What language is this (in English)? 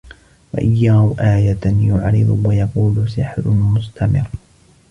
Arabic